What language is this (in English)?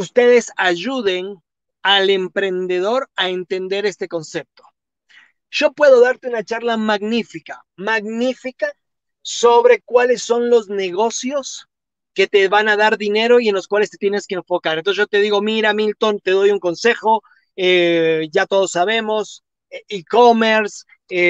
Spanish